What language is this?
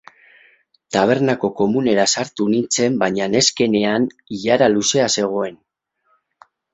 Basque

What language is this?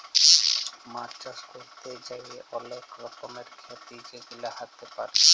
Bangla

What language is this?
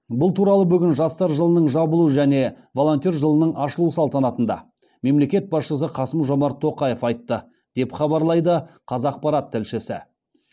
Kazakh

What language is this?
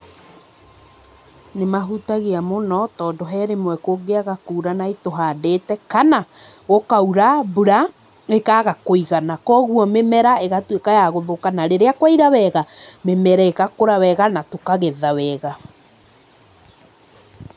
Kikuyu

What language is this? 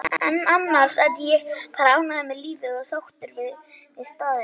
Icelandic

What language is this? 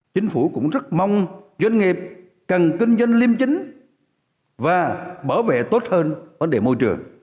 Vietnamese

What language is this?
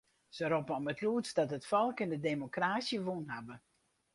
Western Frisian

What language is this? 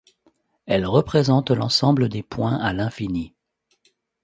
French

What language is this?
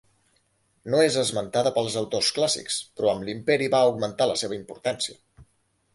Catalan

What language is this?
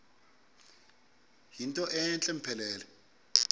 Xhosa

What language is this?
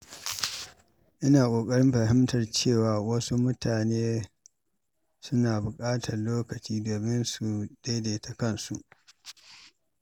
Hausa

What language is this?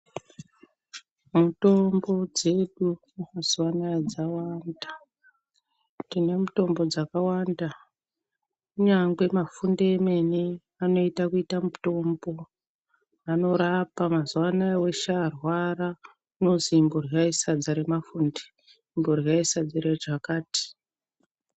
Ndau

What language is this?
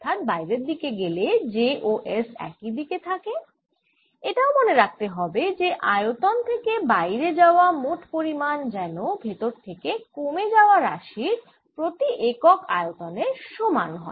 Bangla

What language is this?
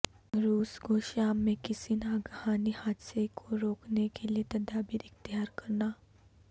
Urdu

